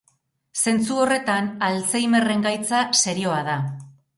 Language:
Basque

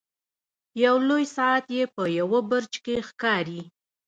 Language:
Pashto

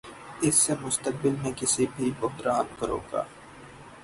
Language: Urdu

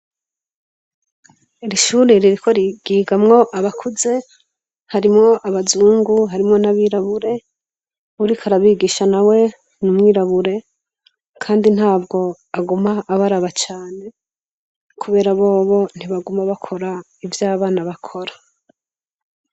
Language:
Rundi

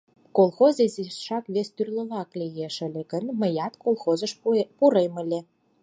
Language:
Mari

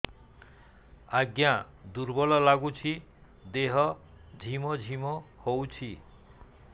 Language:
Odia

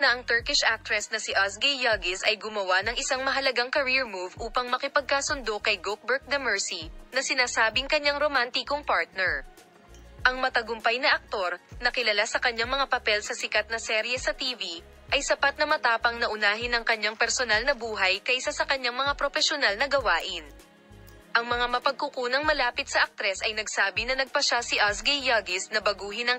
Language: Filipino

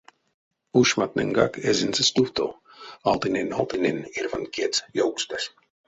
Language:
Erzya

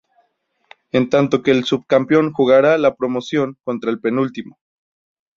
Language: Spanish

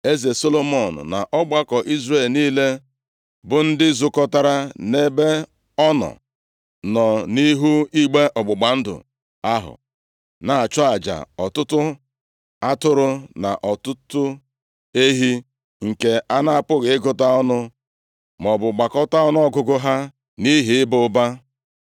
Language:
Igbo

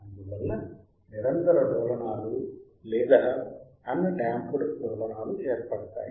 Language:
Telugu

